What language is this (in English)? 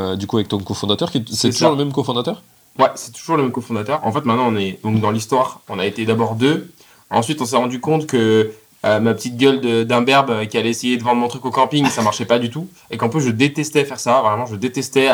French